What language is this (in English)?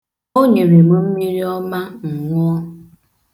Igbo